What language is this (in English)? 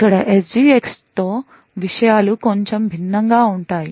Telugu